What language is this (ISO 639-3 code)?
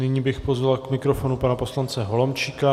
ces